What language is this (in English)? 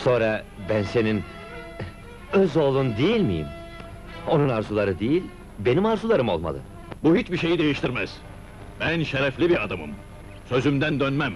Turkish